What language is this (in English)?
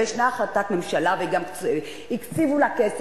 Hebrew